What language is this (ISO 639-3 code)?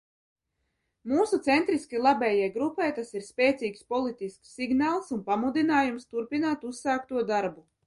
lav